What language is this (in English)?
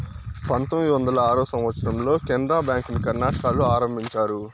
Telugu